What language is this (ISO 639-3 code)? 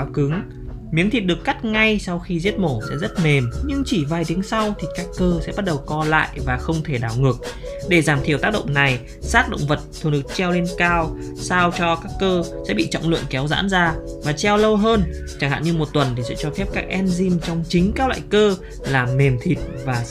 vie